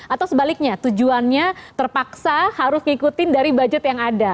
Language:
Indonesian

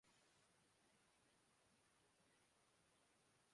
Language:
Urdu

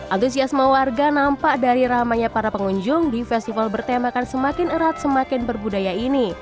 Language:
Indonesian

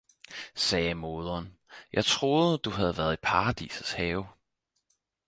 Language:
Danish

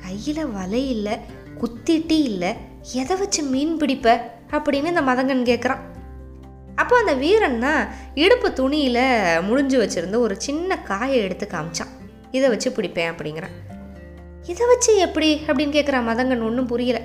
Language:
Tamil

